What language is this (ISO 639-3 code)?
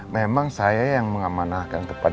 ind